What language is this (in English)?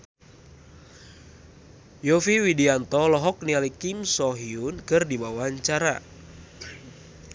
Sundanese